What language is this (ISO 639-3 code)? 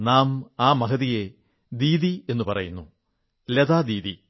mal